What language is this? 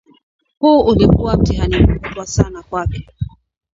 Swahili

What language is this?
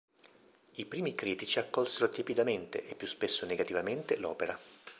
Italian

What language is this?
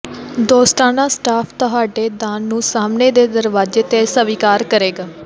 Punjabi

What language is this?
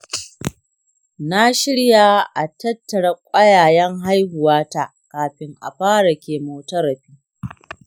Hausa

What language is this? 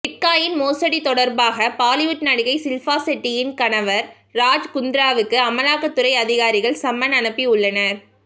Tamil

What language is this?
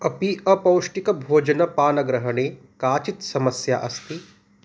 Sanskrit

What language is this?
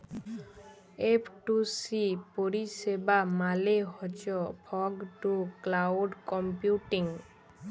Bangla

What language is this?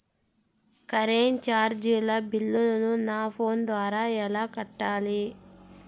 Telugu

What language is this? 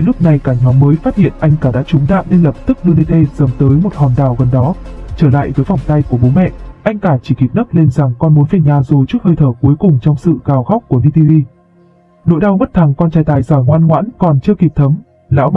Vietnamese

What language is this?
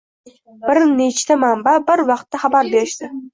Uzbek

